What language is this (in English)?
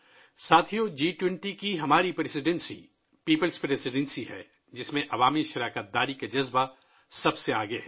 Urdu